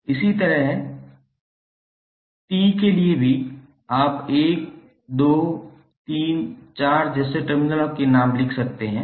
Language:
Hindi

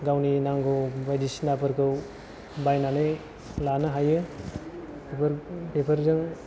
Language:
Bodo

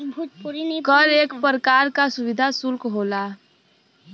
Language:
Bhojpuri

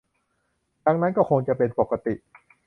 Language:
Thai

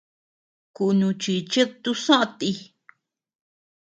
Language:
Tepeuxila Cuicatec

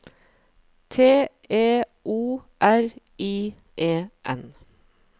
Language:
Norwegian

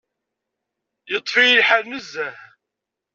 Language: Kabyle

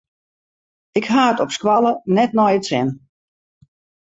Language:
Western Frisian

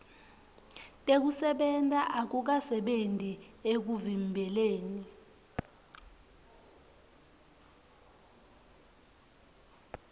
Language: Swati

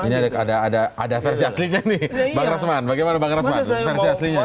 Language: Indonesian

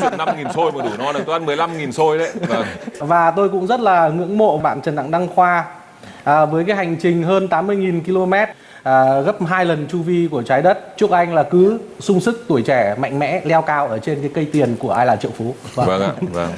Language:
Vietnamese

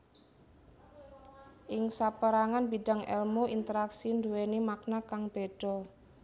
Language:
Javanese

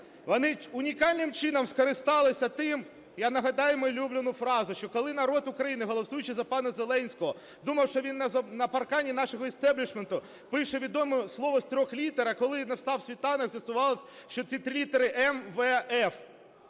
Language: Ukrainian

